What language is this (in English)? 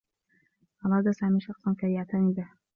Arabic